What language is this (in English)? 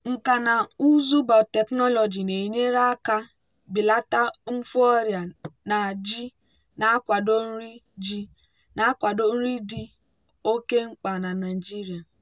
Igbo